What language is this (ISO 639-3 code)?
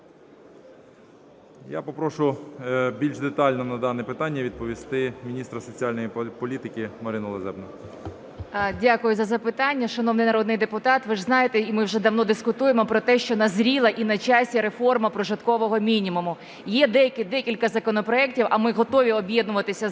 ukr